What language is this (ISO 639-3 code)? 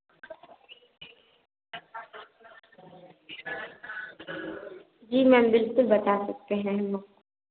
hin